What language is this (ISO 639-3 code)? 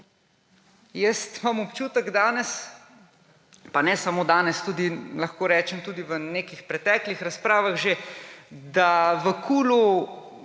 slv